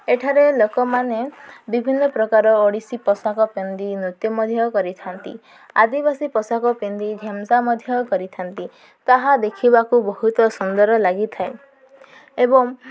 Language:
Odia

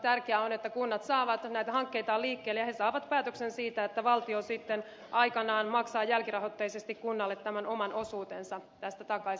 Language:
Finnish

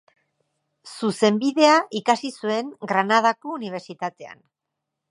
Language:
Basque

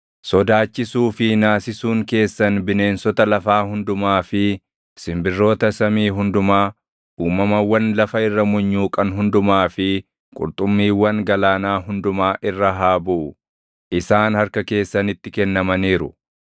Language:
Oromo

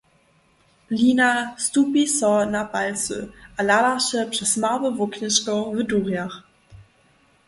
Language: Upper Sorbian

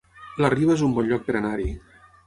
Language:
Catalan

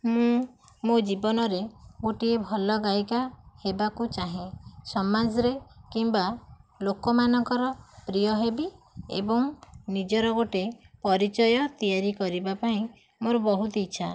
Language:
Odia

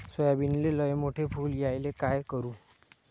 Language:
Marathi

